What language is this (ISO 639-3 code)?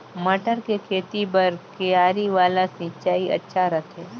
hne